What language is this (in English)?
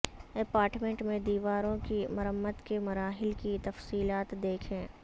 Urdu